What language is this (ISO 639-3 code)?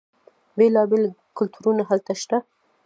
pus